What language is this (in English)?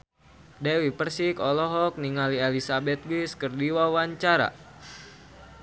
Sundanese